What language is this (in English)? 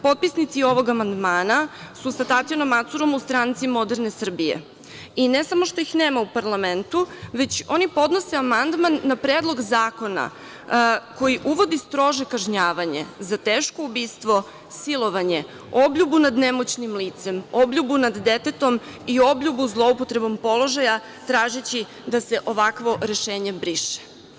Serbian